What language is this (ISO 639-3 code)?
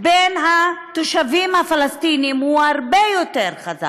heb